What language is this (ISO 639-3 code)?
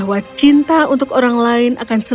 ind